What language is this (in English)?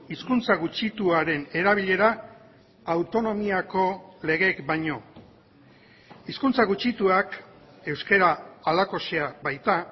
Basque